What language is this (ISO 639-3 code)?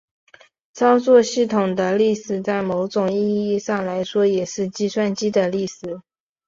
zho